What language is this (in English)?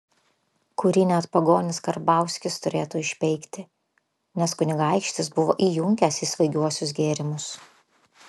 Lithuanian